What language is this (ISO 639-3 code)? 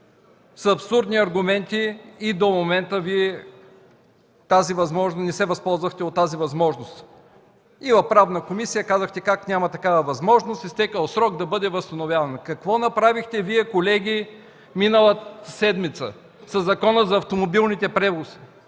bul